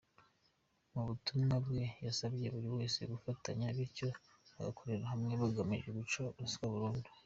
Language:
Kinyarwanda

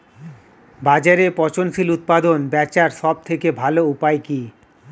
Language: Bangla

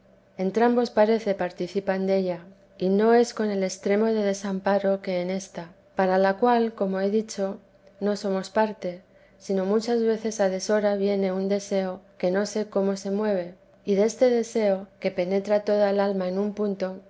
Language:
Spanish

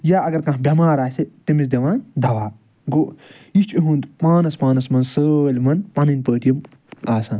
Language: Kashmiri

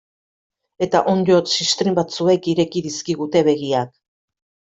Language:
Basque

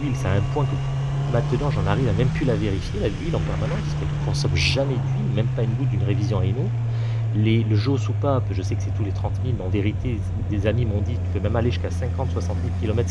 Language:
French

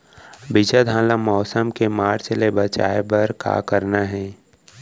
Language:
Chhattisgarhi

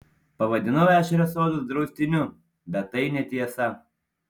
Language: Lithuanian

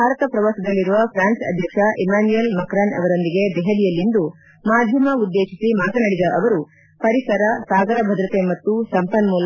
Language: Kannada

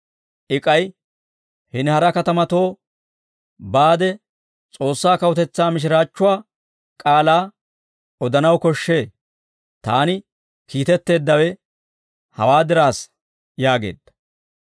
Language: Dawro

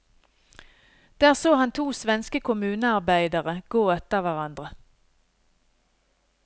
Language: Norwegian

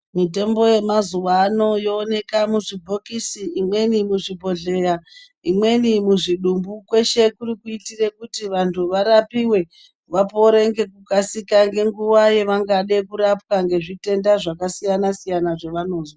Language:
Ndau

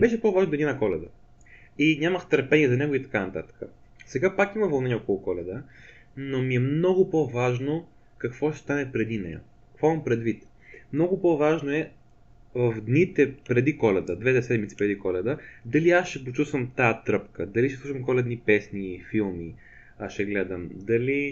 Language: Bulgarian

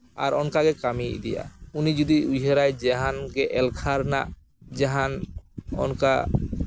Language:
Santali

